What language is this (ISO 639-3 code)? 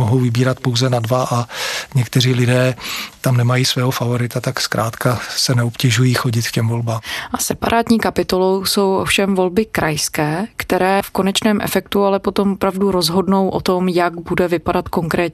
ces